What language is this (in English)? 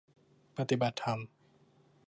Thai